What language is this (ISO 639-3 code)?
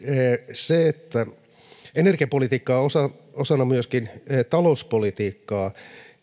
fin